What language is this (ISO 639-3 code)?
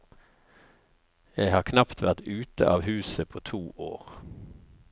nor